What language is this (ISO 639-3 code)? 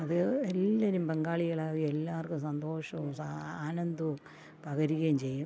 mal